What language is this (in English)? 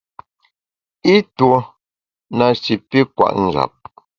Bamun